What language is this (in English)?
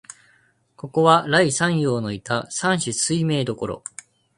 Japanese